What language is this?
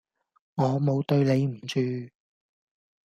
Cantonese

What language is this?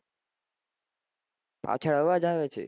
Gujarati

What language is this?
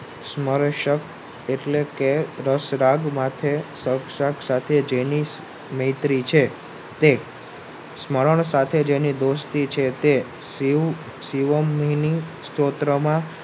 Gujarati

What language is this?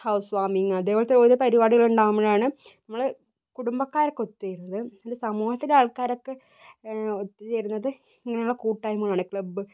Malayalam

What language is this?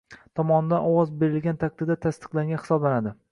Uzbek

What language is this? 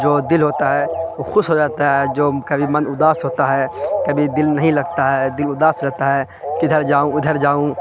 Urdu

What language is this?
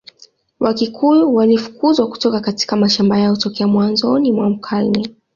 Swahili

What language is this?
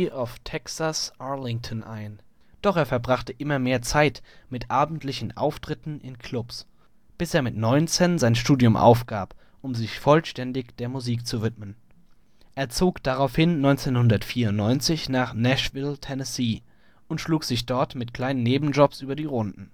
German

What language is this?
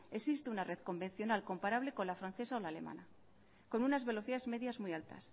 Spanish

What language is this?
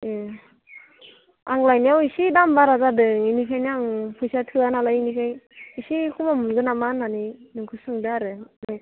Bodo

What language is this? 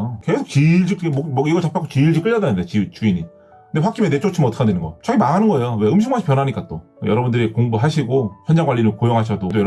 Korean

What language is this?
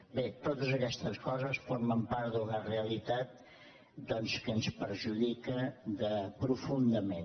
Catalan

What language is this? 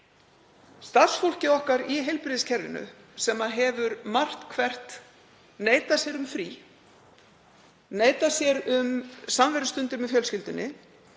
Icelandic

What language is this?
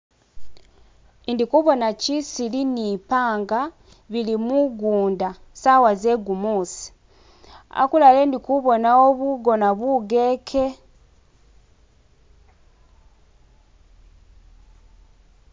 Masaaba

